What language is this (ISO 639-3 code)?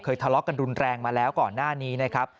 tha